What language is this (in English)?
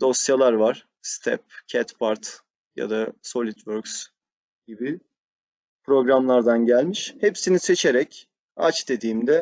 Turkish